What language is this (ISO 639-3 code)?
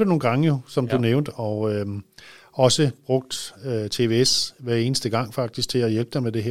dan